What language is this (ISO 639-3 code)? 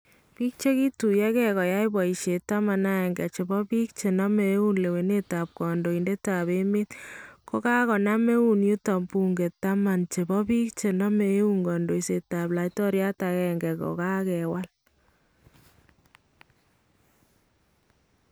kln